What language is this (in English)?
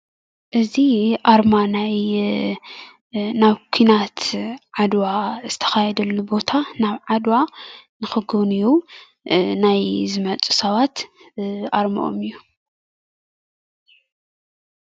Tigrinya